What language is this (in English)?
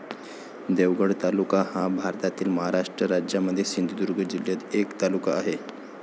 Marathi